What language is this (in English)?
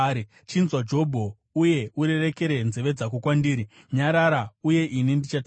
Shona